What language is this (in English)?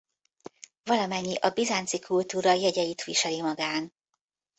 Hungarian